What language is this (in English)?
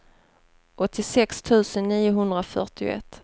Swedish